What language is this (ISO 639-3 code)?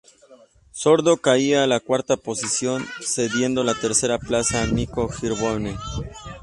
spa